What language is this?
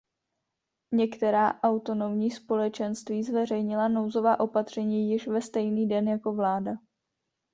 Czech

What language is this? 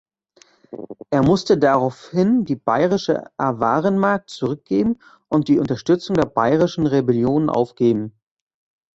German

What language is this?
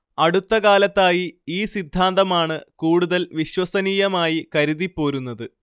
Malayalam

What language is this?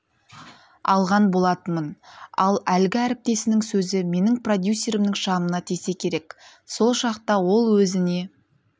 Kazakh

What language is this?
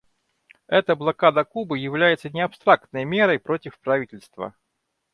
Russian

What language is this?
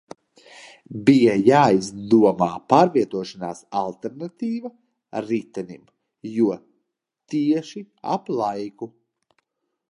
Latvian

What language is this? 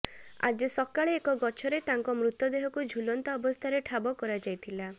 Odia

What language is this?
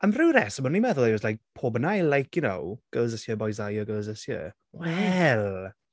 Welsh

